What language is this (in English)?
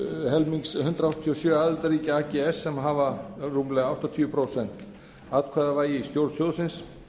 Icelandic